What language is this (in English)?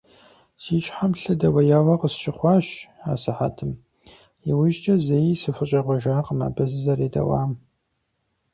Kabardian